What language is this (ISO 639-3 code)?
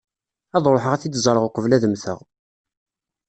kab